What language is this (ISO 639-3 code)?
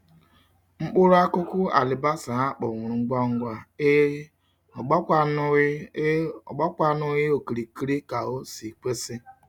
ibo